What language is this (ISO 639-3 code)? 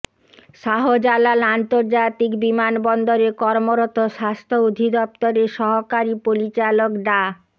ben